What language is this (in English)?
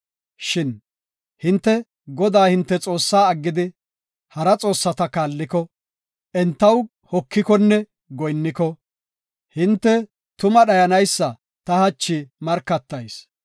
Gofa